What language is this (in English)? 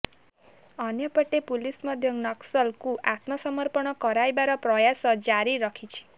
Odia